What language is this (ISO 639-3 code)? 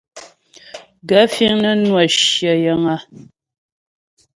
bbj